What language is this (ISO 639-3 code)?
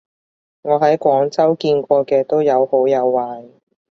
yue